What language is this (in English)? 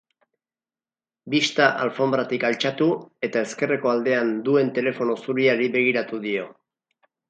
Basque